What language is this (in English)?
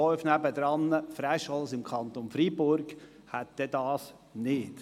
Swiss German